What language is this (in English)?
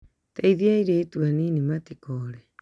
Kikuyu